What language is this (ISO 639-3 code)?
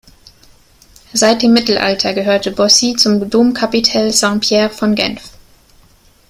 deu